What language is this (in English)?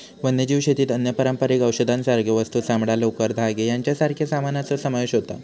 Marathi